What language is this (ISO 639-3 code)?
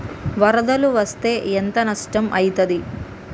tel